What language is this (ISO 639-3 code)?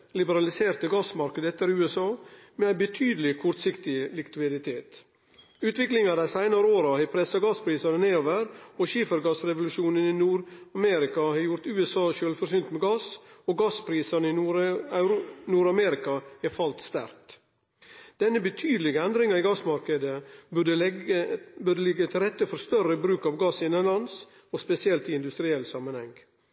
nno